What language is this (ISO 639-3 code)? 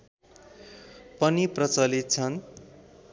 nep